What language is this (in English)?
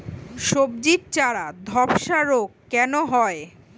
Bangla